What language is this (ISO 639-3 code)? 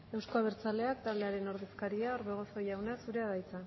eus